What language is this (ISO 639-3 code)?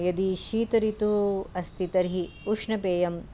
san